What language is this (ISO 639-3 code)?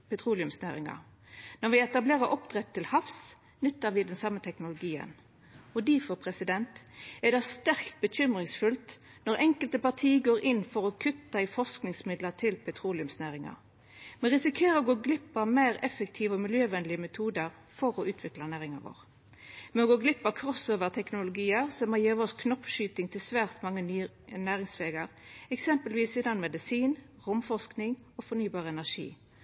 nno